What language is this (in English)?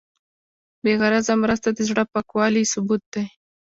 Pashto